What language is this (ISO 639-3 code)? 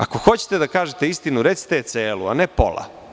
srp